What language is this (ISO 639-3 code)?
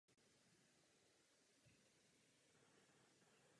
ces